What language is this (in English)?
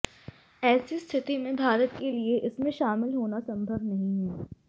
Hindi